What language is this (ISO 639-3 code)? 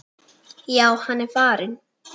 isl